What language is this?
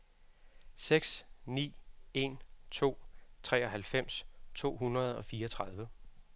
Danish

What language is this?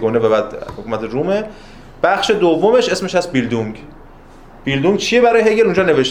Persian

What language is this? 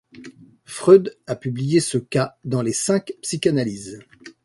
French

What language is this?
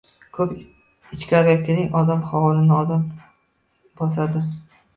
Uzbek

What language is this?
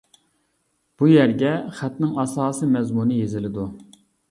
Uyghur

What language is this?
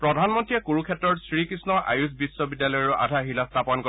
Assamese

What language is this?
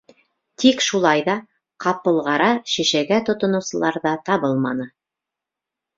Bashkir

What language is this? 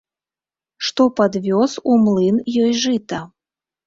Belarusian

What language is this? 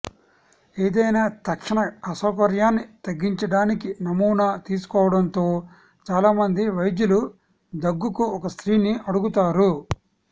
Telugu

